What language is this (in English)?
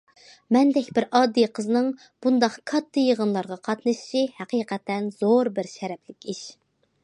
Uyghur